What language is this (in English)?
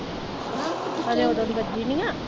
Punjabi